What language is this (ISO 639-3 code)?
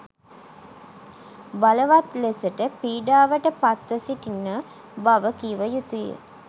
sin